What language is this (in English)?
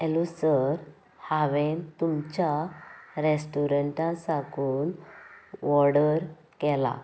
Konkani